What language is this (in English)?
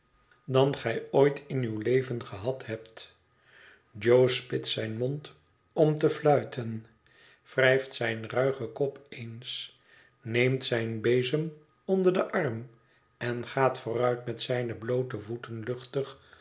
Dutch